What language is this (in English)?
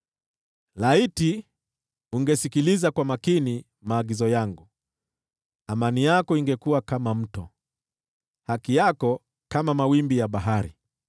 Swahili